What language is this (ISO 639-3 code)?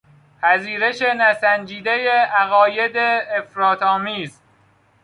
fas